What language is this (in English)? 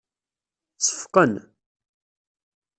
Kabyle